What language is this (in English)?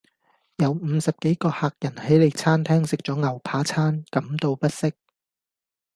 Cantonese